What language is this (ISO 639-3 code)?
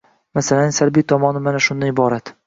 uzb